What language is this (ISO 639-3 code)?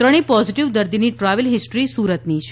guj